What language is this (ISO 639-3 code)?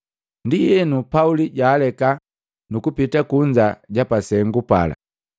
mgv